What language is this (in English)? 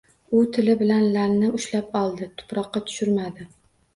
Uzbek